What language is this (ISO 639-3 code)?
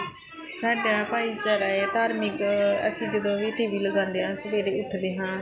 pan